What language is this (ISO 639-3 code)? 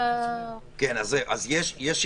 heb